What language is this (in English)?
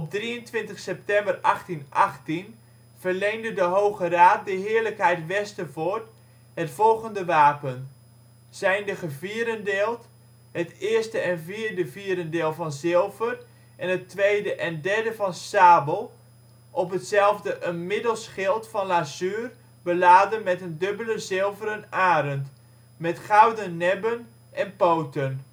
Dutch